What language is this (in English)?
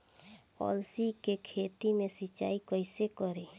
Bhojpuri